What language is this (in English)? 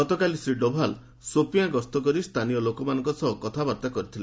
Odia